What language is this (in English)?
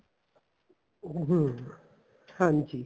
Punjabi